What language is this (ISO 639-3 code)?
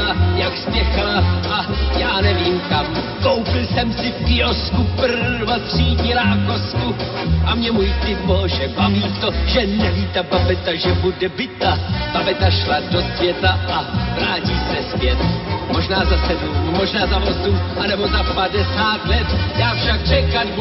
slk